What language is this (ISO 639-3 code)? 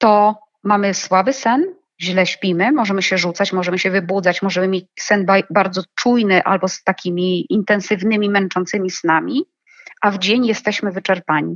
pol